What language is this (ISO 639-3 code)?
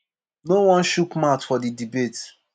pcm